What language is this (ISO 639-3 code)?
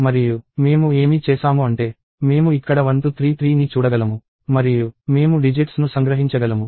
tel